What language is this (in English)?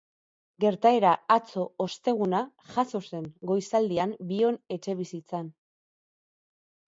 Basque